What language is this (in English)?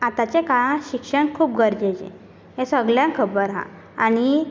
Konkani